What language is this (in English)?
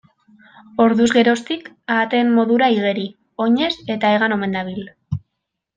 Basque